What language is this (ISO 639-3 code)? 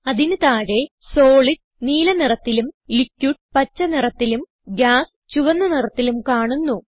mal